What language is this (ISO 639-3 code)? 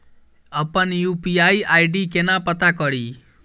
mai